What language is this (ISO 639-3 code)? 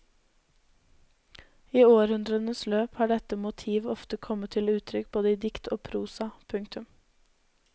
nor